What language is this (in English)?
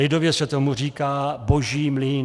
Czech